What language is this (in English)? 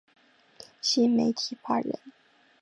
Chinese